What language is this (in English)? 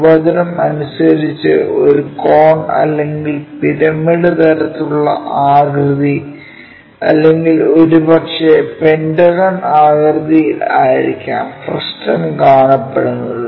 Malayalam